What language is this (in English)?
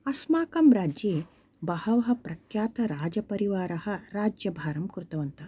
Sanskrit